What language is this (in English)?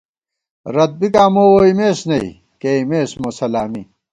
Gawar-Bati